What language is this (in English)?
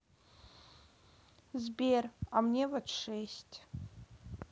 Russian